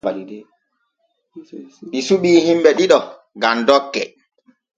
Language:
Borgu Fulfulde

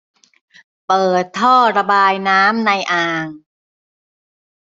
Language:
Thai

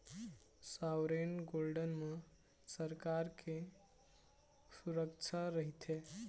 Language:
Chhattisgarhi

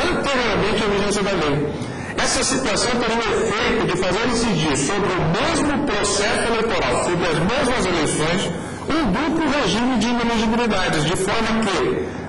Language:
Portuguese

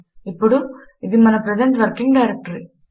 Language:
Telugu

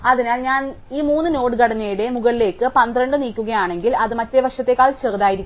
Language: Malayalam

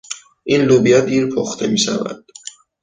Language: Persian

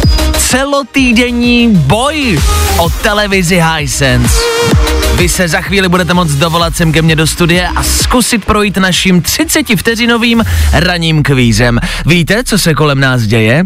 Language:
Czech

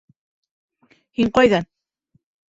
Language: Bashkir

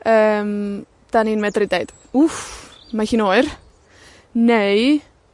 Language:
Welsh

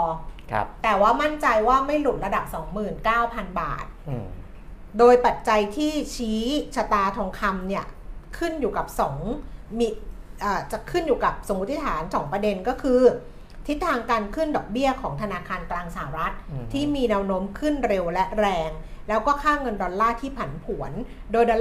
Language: Thai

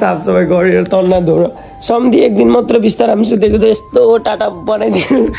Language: Arabic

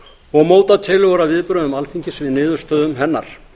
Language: Icelandic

